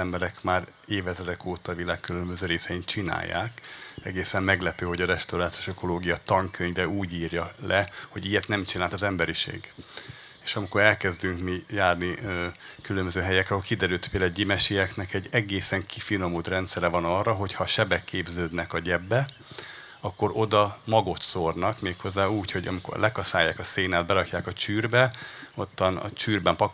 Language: Hungarian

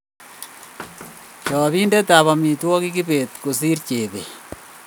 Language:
Kalenjin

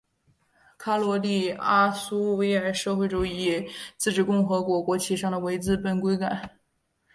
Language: Chinese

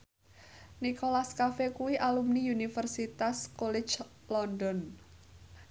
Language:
Javanese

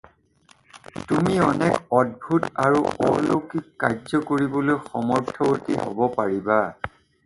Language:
Assamese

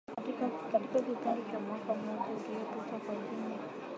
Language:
Swahili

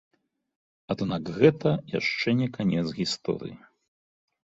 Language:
Belarusian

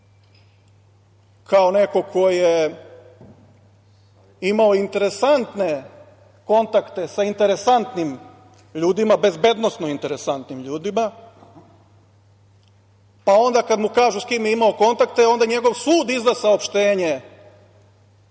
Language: Serbian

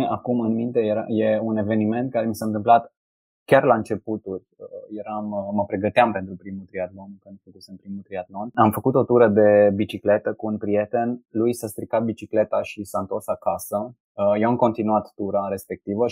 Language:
Romanian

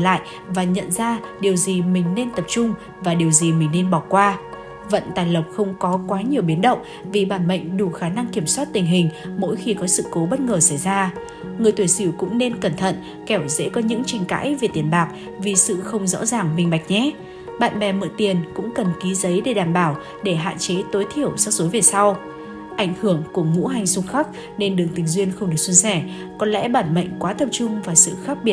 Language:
Vietnamese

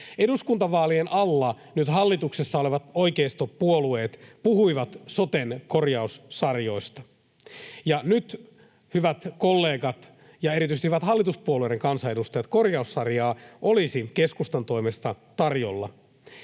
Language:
Finnish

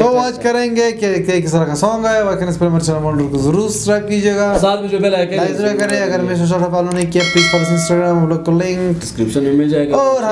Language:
Arabic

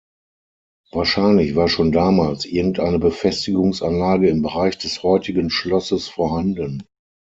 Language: German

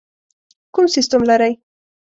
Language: Pashto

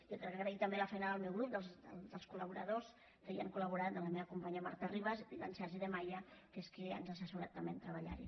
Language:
Catalan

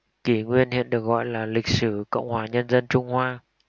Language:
Vietnamese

